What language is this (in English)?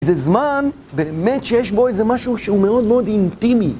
Hebrew